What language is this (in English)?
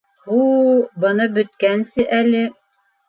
Bashkir